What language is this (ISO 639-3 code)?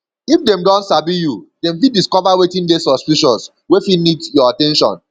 pcm